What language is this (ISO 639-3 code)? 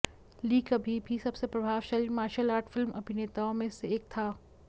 hin